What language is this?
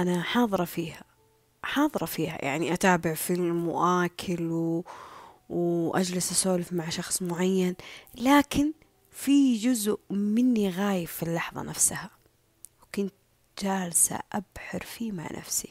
Arabic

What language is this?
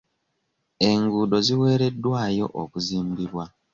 Ganda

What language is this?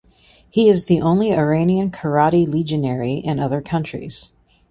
English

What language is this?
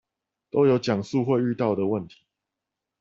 Chinese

